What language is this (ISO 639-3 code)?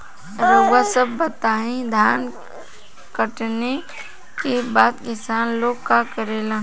bho